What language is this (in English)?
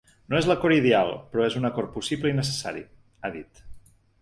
Catalan